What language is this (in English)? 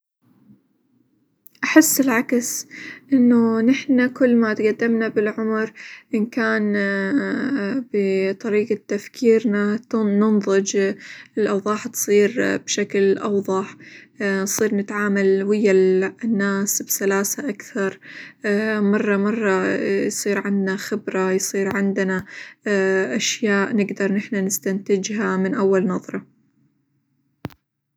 Hijazi Arabic